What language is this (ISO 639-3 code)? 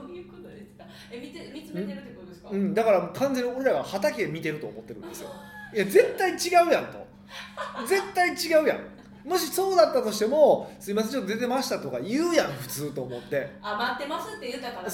jpn